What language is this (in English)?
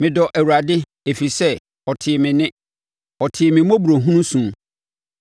Akan